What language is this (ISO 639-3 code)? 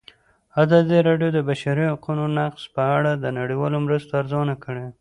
pus